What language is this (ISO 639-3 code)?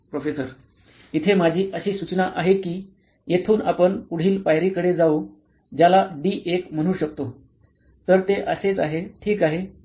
mar